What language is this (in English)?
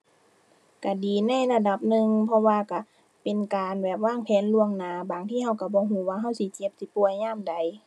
Thai